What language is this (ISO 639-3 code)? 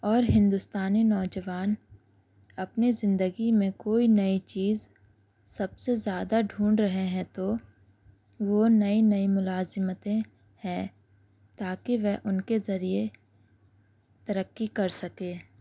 urd